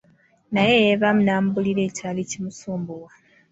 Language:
Ganda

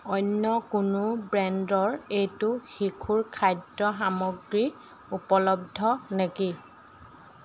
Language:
Assamese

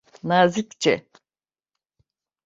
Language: Turkish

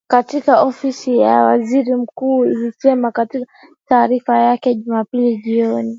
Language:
Swahili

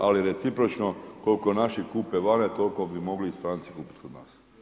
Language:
Croatian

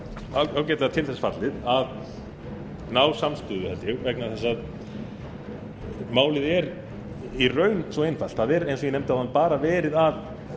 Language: Icelandic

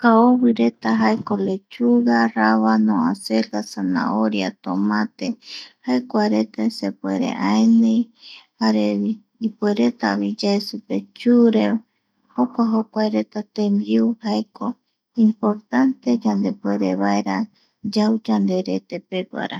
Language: Eastern Bolivian Guaraní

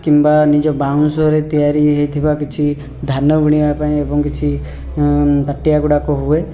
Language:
Odia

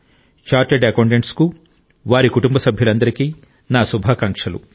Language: Telugu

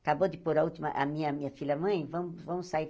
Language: Portuguese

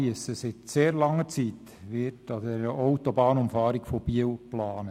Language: Swiss German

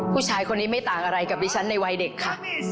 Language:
Thai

